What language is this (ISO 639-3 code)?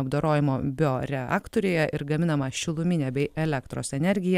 lit